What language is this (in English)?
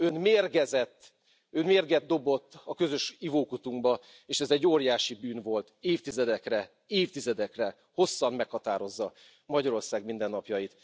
Hungarian